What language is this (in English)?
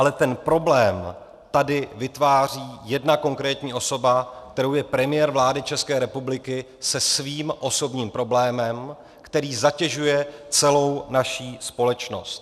Czech